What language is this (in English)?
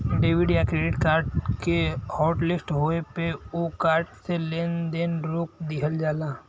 Bhojpuri